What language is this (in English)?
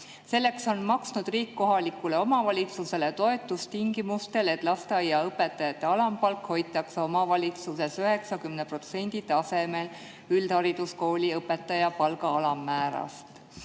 Estonian